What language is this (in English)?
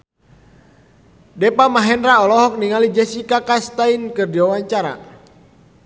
Sundanese